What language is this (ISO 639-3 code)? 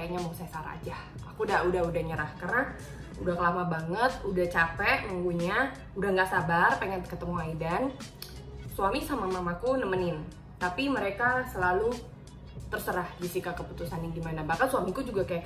ind